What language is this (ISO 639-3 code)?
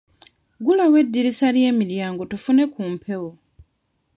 lug